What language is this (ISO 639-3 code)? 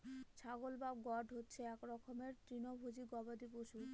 ben